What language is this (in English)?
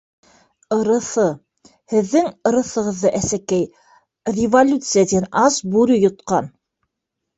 Bashkir